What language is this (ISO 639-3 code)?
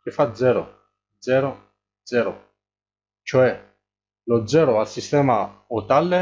ita